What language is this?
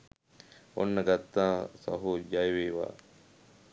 Sinhala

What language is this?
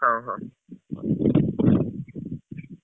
Odia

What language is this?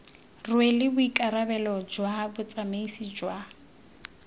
Tswana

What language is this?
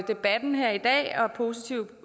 Danish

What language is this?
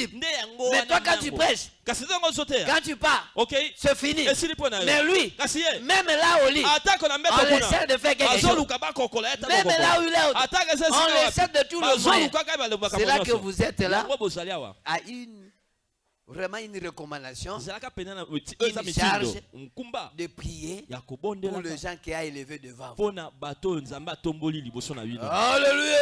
French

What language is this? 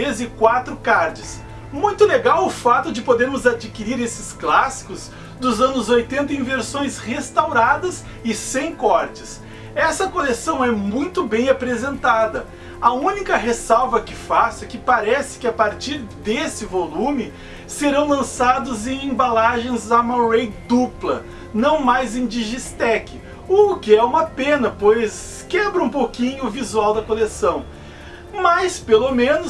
Portuguese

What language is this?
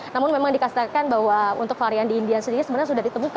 Indonesian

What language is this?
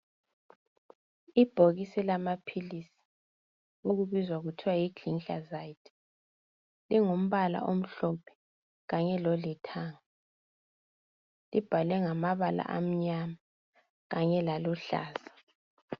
North Ndebele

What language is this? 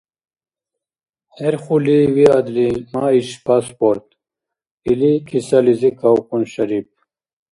Dargwa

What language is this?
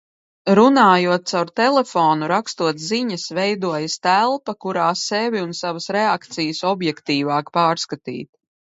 Latvian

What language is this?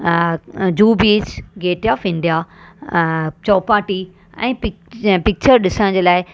Sindhi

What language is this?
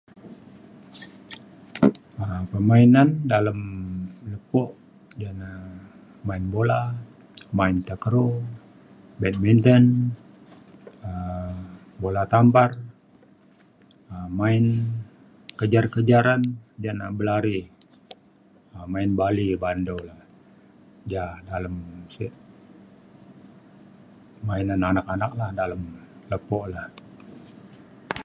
Mainstream Kenyah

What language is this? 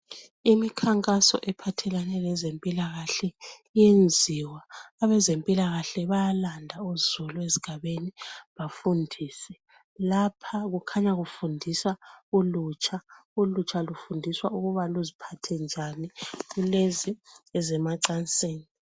North Ndebele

